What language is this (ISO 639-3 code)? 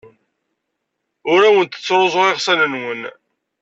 kab